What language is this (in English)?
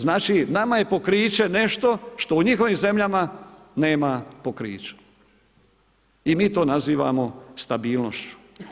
Croatian